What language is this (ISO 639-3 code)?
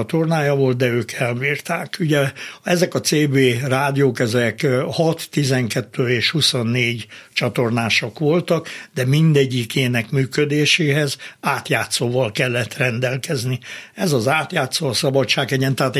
hun